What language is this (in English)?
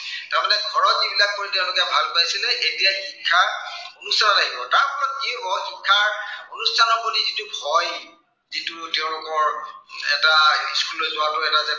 Assamese